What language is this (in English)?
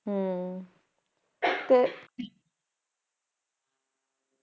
Punjabi